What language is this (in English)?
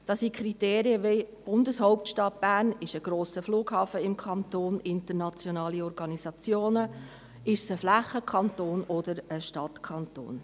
Swiss German